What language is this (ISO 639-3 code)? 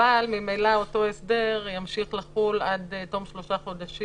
heb